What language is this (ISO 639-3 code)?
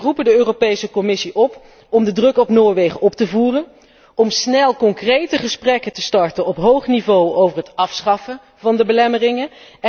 nld